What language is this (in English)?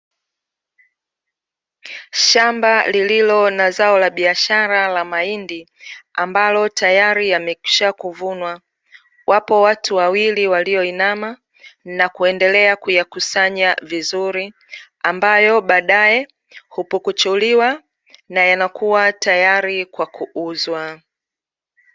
Swahili